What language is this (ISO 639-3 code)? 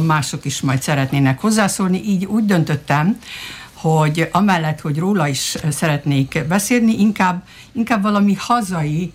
hun